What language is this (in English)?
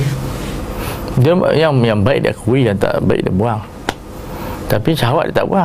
Malay